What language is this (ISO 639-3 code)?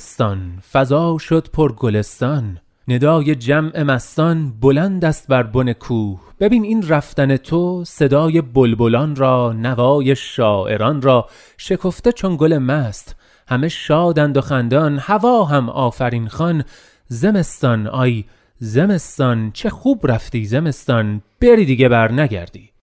fas